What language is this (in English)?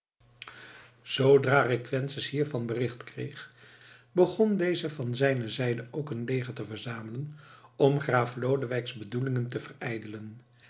Dutch